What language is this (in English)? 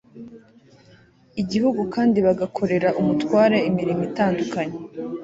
Kinyarwanda